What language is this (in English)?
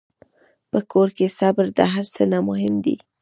Pashto